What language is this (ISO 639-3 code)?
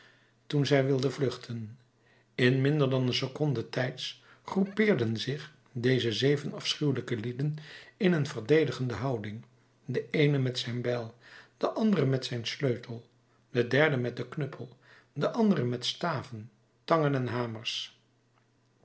nld